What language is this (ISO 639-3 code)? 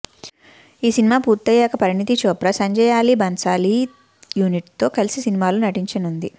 tel